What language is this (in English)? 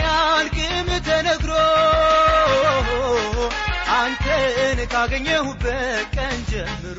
Amharic